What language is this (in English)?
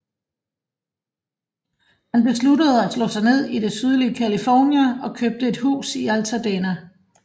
Danish